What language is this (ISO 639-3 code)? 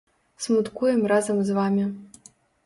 bel